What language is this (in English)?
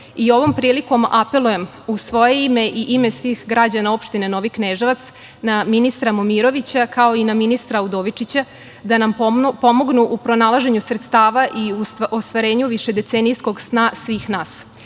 Serbian